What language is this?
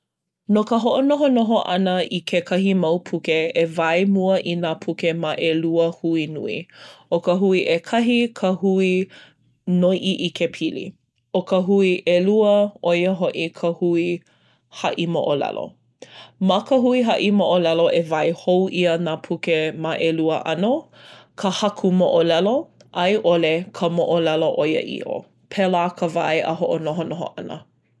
Hawaiian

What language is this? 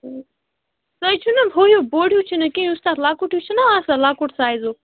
Kashmiri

